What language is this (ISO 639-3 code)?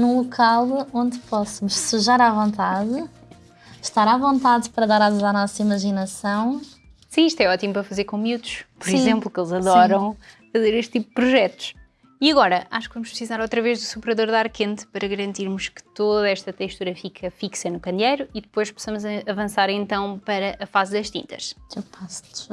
por